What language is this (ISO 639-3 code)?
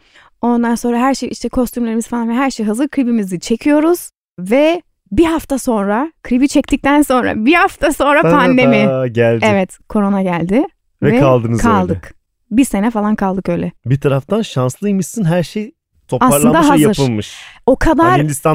tur